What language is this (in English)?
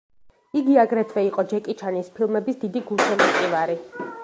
Georgian